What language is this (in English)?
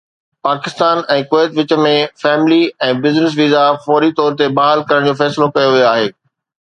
Sindhi